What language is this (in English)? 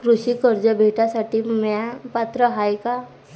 Marathi